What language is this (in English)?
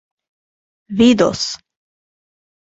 Esperanto